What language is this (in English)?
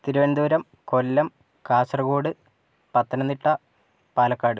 Malayalam